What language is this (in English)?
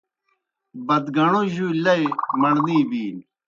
Kohistani Shina